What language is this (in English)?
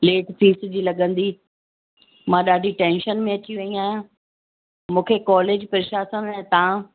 Sindhi